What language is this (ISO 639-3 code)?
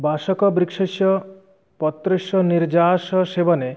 san